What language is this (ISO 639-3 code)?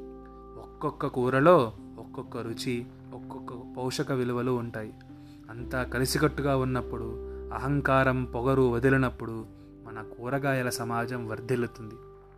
tel